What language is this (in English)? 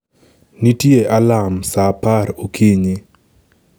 Luo (Kenya and Tanzania)